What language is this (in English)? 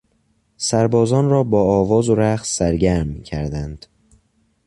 Persian